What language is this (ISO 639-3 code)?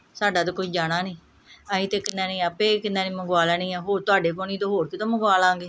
pan